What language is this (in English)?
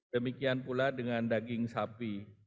Indonesian